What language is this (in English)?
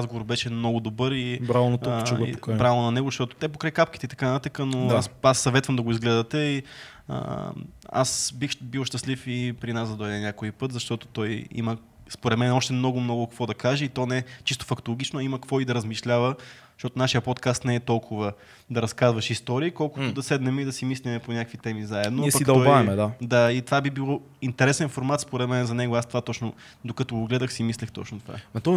Bulgarian